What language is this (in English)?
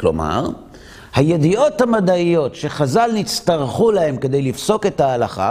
Hebrew